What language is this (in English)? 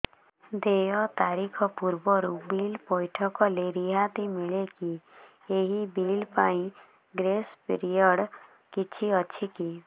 Odia